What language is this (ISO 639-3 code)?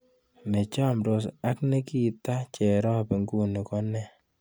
kln